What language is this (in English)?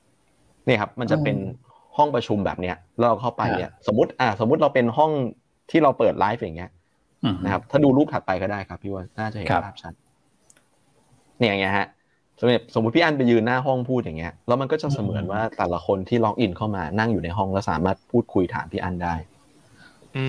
Thai